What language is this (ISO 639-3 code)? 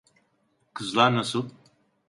tur